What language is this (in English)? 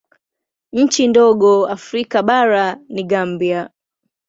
Swahili